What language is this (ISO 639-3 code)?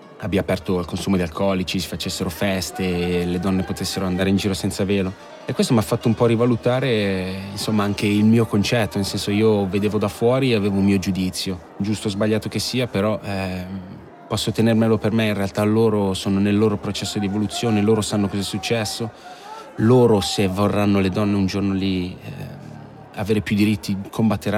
ita